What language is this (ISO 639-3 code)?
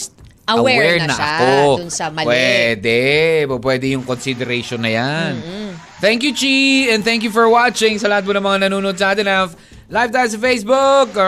fil